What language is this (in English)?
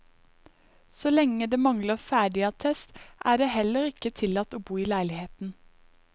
Norwegian